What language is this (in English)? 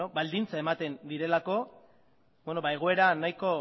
Basque